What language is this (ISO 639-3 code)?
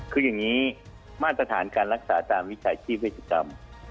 tha